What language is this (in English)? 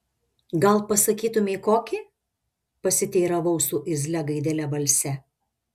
Lithuanian